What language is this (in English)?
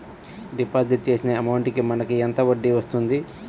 Telugu